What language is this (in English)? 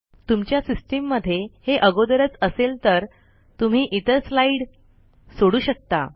Marathi